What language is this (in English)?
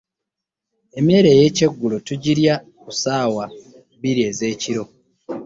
Ganda